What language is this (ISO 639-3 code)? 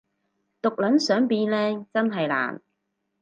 yue